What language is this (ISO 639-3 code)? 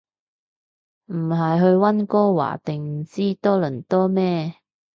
yue